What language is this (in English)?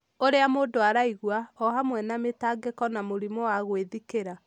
Kikuyu